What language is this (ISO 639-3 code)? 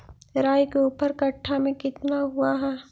mag